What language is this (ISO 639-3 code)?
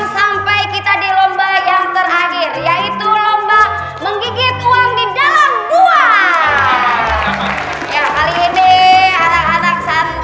ind